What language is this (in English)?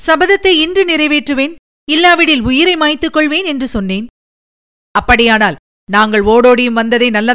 Tamil